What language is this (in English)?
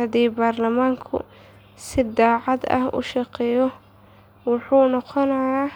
Somali